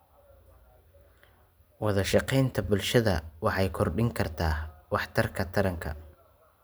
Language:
Somali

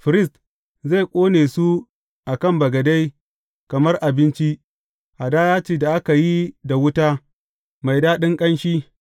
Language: Hausa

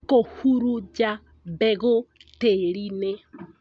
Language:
Kikuyu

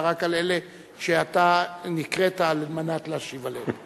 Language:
Hebrew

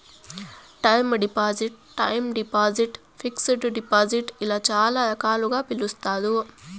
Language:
Telugu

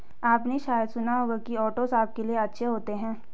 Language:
Hindi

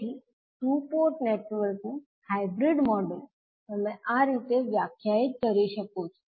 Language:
Gujarati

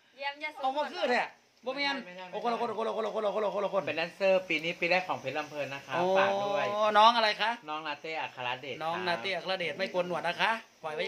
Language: Thai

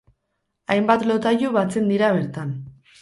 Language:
Basque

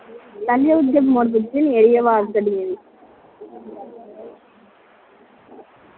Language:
Dogri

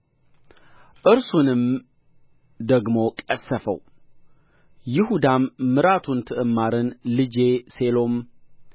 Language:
Amharic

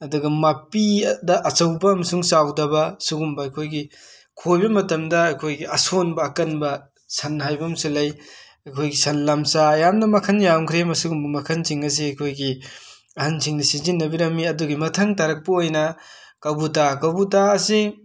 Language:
Manipuri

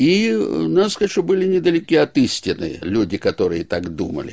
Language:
Russian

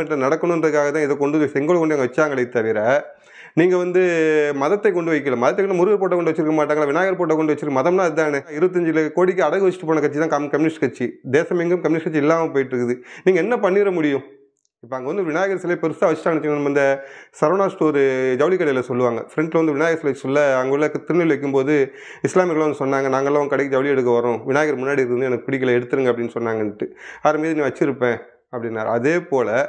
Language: Romanian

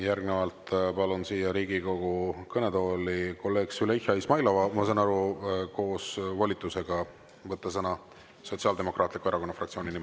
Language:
Estonian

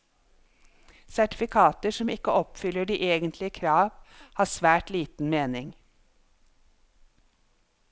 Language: Norwegian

